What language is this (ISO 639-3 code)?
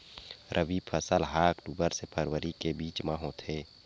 hne